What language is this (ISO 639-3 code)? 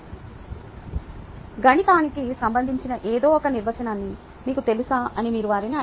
tel